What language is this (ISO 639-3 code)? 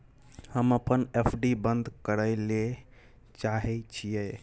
mai